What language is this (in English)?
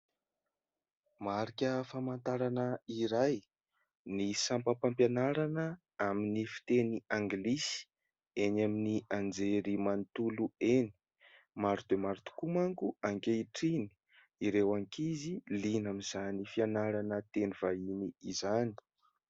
Malagasy